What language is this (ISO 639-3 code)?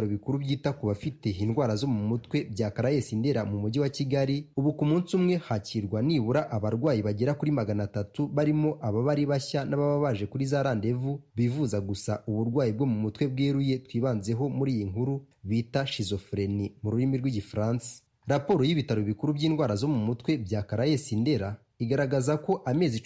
swa